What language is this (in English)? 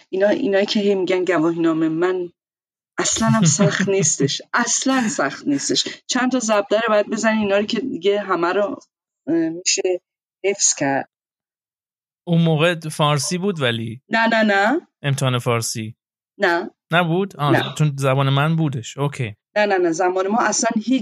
Persian